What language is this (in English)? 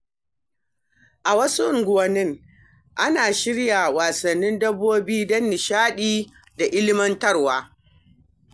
Hausa